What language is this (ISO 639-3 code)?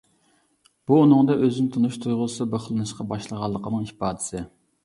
uig